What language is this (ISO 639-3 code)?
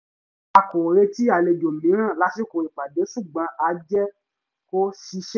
yor